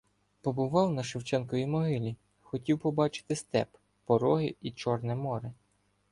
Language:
Ukrainian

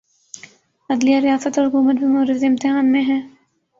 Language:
Urdu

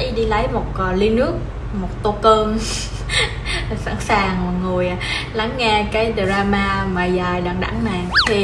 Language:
Vietnamese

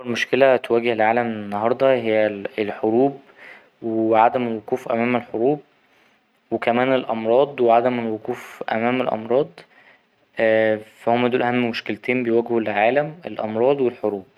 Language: Egyptian Arabic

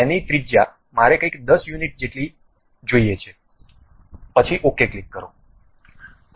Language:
Gujarati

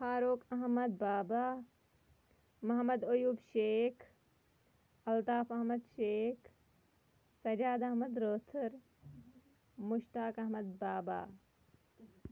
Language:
Kashmiri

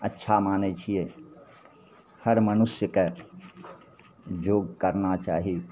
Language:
Maithili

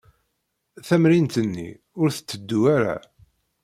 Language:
Kabyle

